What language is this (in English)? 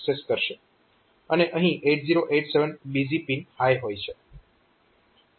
Gujarati